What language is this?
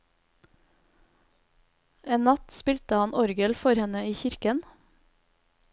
Norwegian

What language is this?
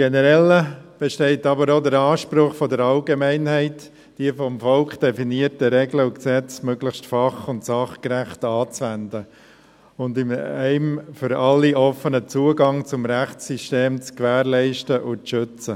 Swiss German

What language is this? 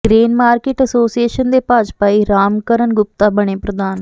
Punjabi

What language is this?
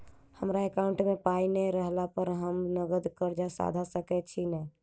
Maithili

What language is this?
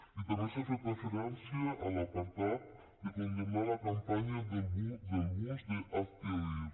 Catalan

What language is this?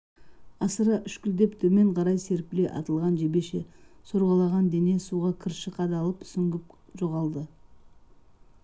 Kazakh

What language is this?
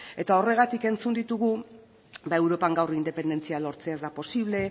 Basque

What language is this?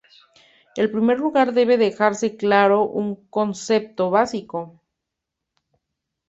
Spanish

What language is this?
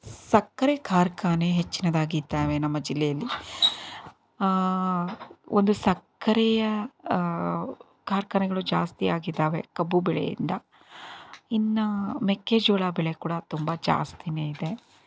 Kannada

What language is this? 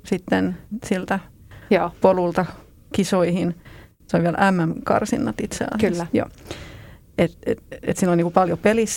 Finnish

